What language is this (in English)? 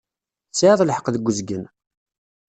Kabyle